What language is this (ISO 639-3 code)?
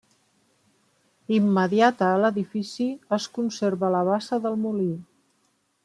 cat